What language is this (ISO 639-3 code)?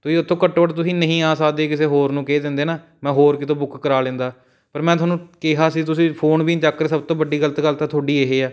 pan